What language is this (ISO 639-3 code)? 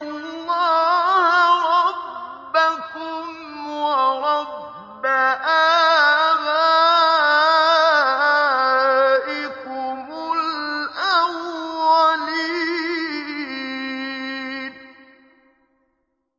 ara